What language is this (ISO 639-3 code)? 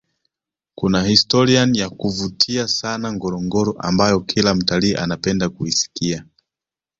swa